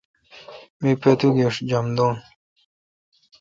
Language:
Kalkoti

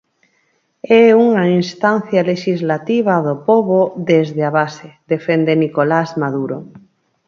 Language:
Galician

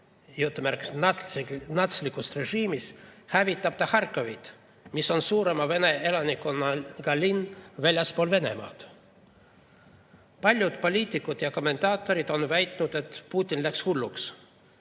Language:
Estonian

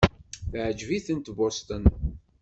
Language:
Kabyle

